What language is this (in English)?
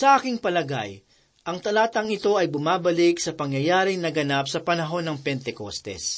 Filipino